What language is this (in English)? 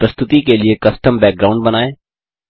Hindi